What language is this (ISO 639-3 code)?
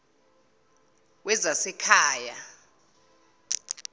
zul